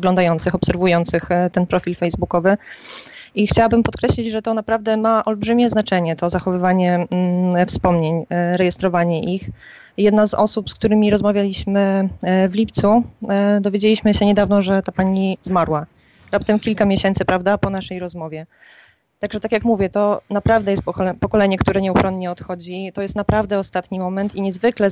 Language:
Polish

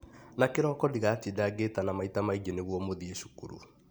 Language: Kikuyu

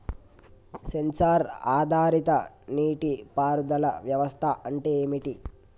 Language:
Telugu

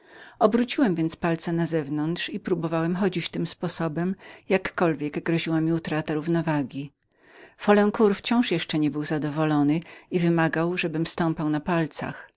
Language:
Polish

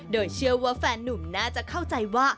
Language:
Thai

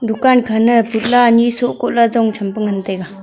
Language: Wancho Naga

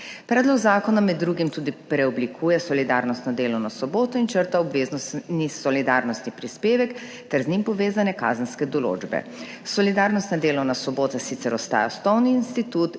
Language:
Slovenian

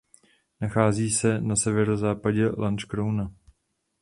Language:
Czech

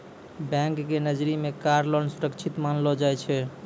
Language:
Maithili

